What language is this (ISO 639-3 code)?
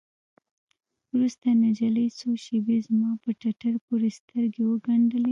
pus